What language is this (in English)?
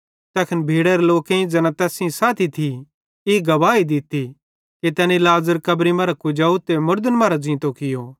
Bhadrawahi